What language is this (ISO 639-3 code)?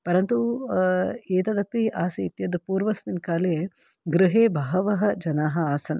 san